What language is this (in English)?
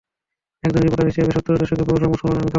Bangla